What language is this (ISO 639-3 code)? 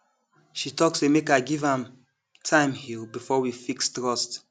pcm